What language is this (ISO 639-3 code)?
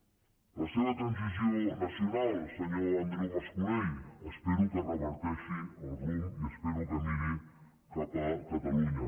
cat